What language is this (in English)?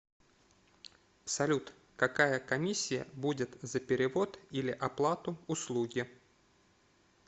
Russian